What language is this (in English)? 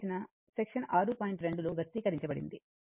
Telugu